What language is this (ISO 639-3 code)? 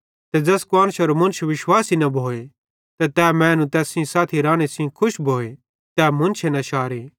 bhd